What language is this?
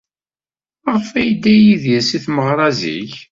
Kabyle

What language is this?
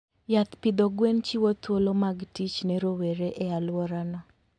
Luo (Kenya and Tanzania)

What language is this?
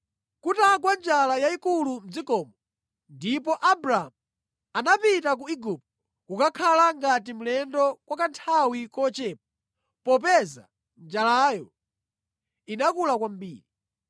Nyanja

